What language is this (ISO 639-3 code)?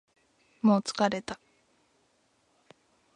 jpn